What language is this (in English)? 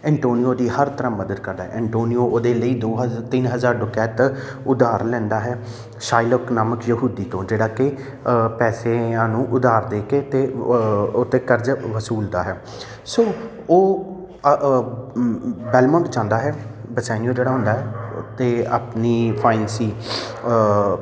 Punjabi